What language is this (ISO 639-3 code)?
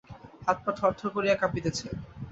ben